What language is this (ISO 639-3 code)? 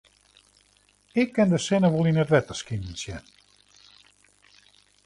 fry